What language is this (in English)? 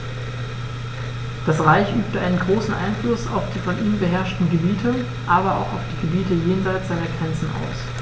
German